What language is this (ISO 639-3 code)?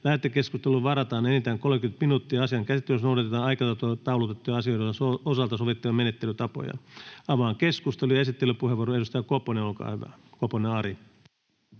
fin